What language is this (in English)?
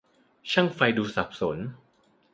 Thai